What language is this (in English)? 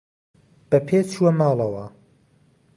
Central Kurdish